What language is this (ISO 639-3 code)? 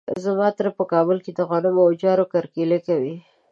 pus